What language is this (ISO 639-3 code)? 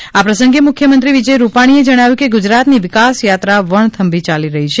guj